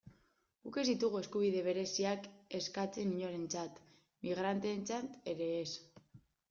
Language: Basque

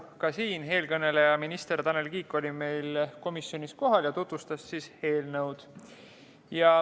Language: Estonian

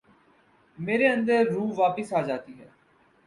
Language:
Urdu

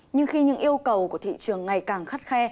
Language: Vietnamese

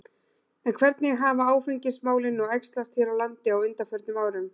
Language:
Icelandic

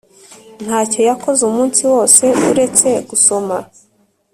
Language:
Kinyarwanda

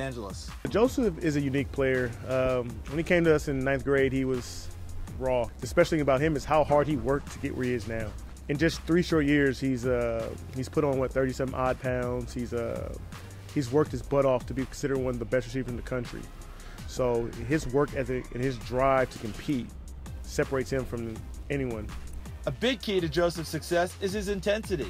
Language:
English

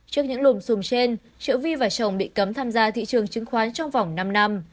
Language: Vietnamese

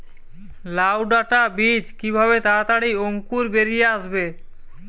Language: Bangla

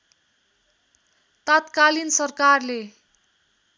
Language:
Nepali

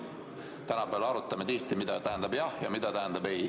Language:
Estonian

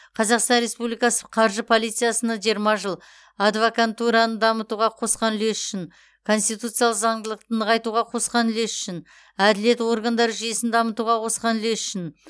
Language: Kazakh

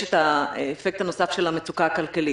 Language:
Hebrew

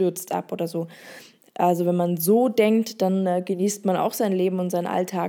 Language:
German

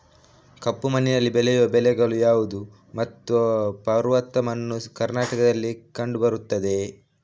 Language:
Kannada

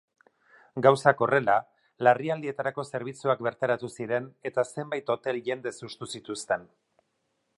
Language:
Basque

